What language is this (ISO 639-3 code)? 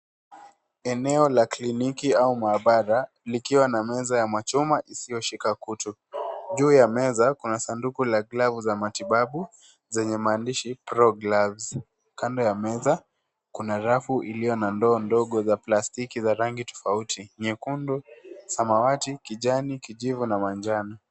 swa